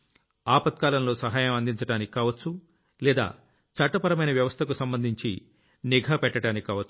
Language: Telugu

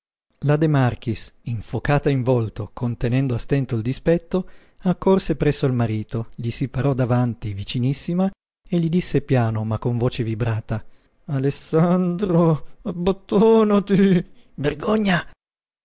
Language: Italian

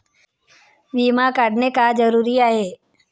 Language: Marathi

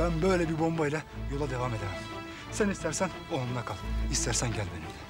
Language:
Turkish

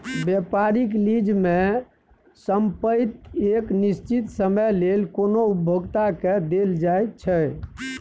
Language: Maithili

